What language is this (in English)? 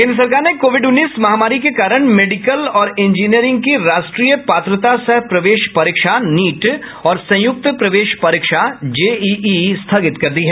Hindi